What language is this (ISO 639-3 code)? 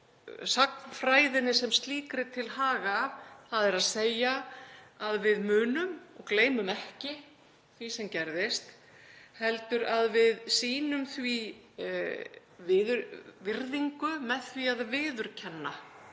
isl